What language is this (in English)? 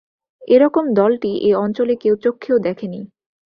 Bangla